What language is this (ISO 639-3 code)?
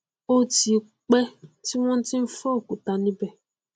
yor